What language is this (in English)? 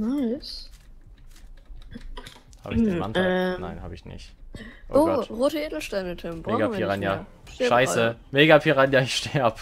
German